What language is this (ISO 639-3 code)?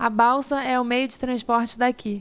por